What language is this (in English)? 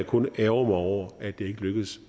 Danish